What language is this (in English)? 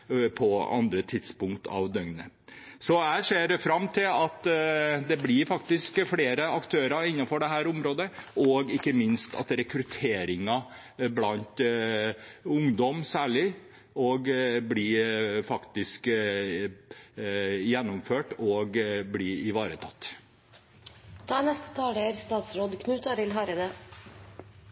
Norwegian